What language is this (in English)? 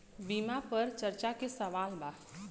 Bhojpuri